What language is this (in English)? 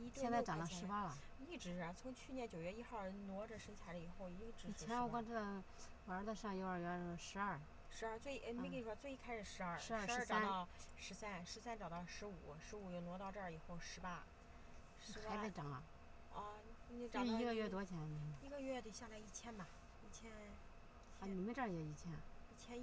Chinese